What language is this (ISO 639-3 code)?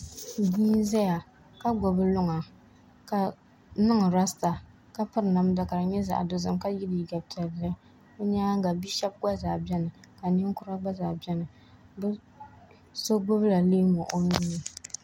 dag